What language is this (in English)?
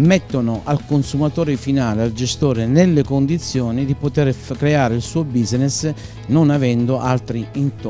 Italian